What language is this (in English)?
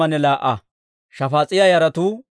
Dawro